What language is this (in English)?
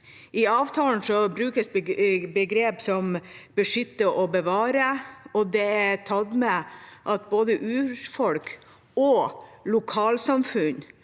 Norwegian